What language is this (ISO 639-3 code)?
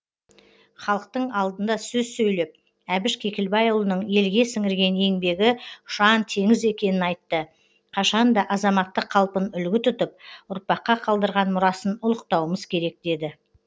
kaz